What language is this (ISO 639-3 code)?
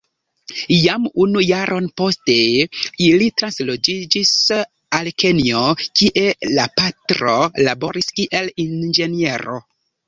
epo